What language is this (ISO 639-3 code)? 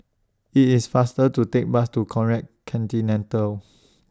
eng